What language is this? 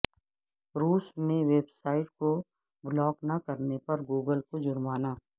Urdu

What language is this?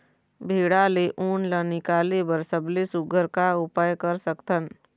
Chhattisgarhi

